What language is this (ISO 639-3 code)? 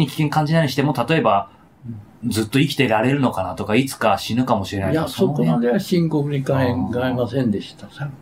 jpn